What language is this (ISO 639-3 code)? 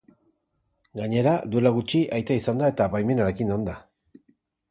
eus